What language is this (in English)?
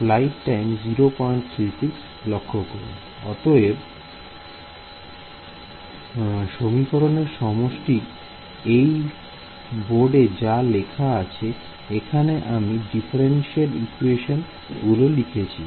Bangla